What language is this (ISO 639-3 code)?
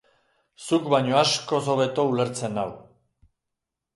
eus